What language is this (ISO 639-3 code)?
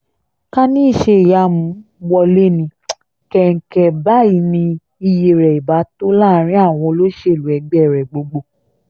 yor